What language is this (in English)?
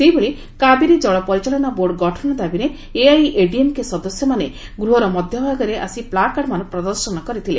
Odia